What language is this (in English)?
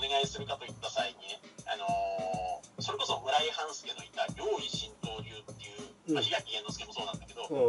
Japanese